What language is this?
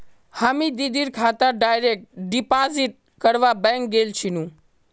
Magahi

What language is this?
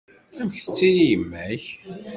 Kabyle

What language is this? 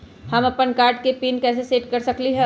Magahi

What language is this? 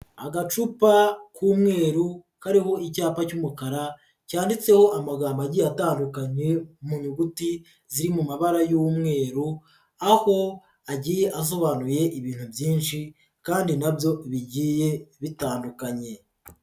Kinyarwanda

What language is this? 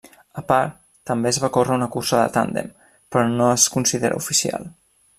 Catalan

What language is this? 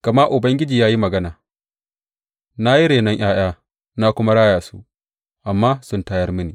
Hausa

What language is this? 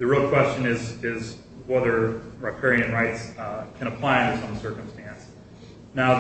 English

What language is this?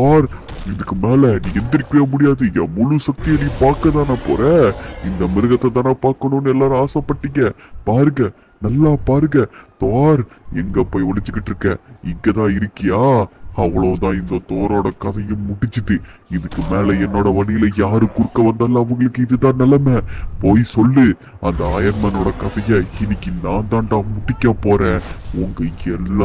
Tamil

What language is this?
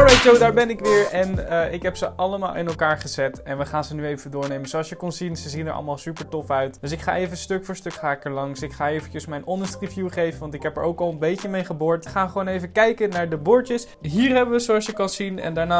Dutch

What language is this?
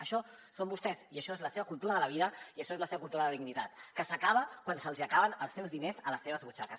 Catalan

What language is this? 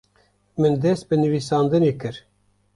Kurdish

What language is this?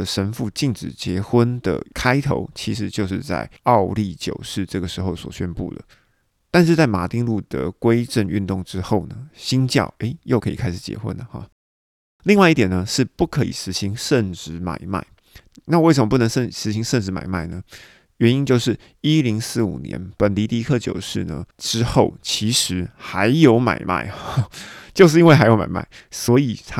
Chinese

